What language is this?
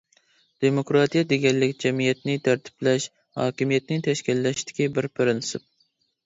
Uyghur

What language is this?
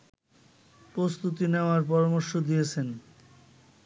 Bangla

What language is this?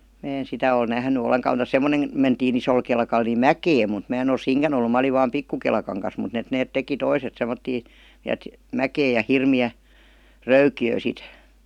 Finnish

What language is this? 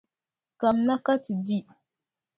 Dagbani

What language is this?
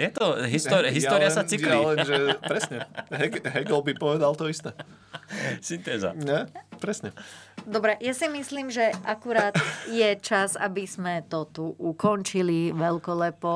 Slovak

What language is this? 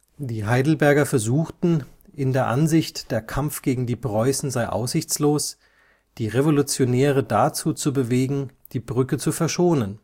German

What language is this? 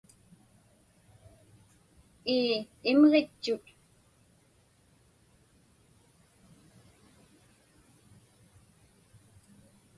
Inupiaq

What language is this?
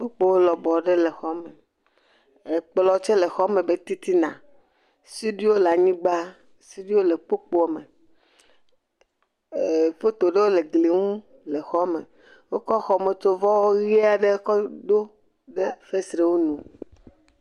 Ewe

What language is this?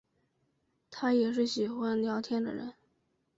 Chinese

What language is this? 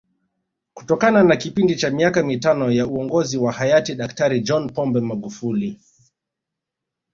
Swahili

